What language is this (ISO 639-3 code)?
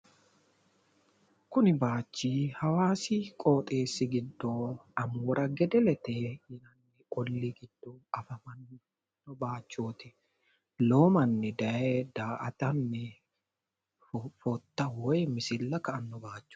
sid